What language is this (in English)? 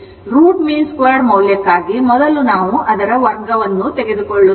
Kannada